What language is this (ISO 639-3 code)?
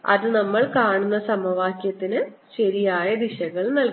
mal